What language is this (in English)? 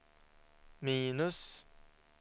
Swedish